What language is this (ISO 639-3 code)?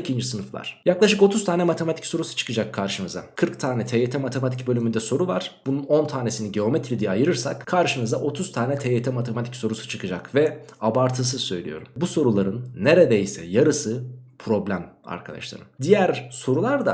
tur